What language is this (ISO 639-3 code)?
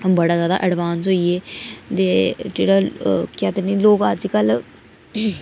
doi